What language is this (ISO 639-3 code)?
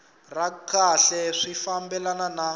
tso